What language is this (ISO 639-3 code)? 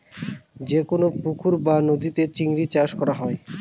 ben